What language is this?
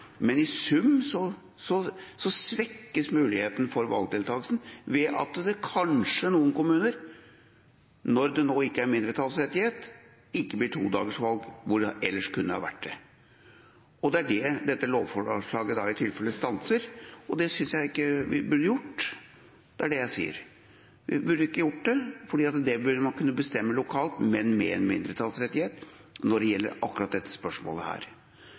Norwegian Bokmål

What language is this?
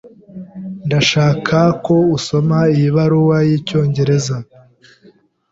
Kinyarwanda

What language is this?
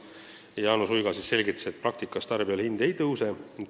Estonian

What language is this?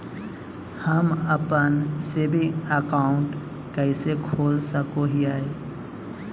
Magahi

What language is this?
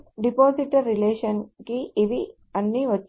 Telugu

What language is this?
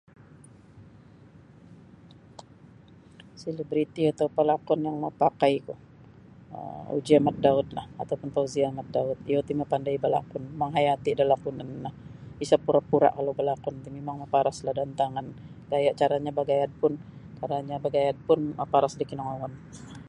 Sabah Bisaya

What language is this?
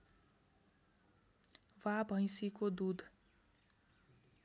Nepali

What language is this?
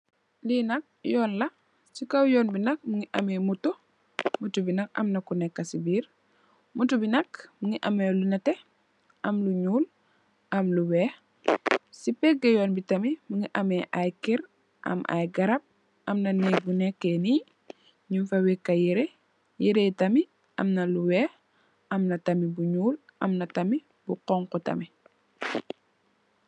Wolof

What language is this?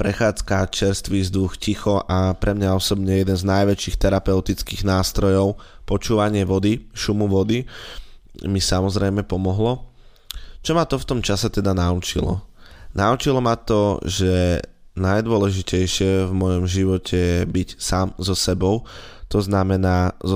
Slovak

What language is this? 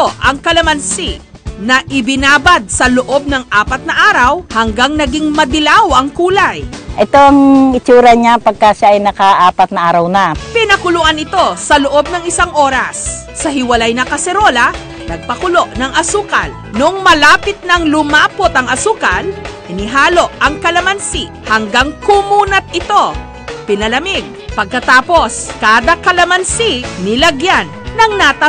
Filipino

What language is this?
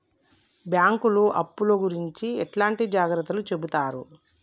Telugu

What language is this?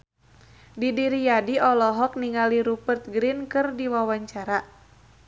Sundanese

